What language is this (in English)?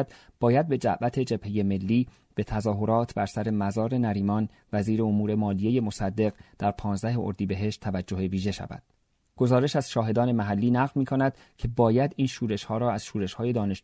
Persian